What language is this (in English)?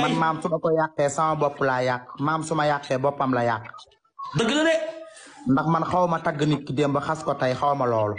Thai